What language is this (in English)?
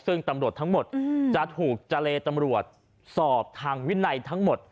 Thai